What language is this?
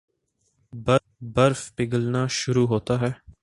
Urdu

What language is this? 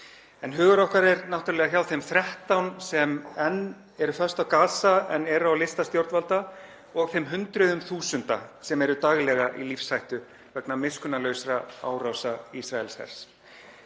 Icelandic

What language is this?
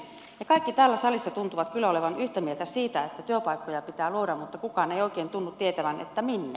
Finnish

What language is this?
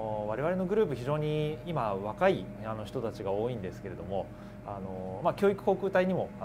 Japanese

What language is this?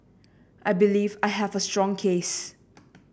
English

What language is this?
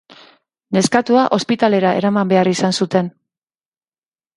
Basque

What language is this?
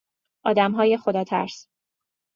Persian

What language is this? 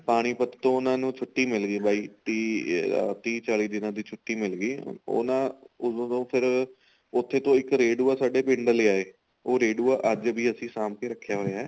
Punjabi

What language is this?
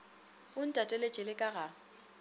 Northern Sotho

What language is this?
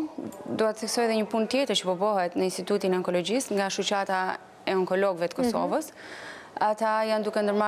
Russian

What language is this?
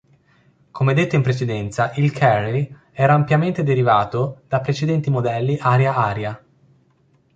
Italian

